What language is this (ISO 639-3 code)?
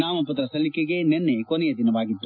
kan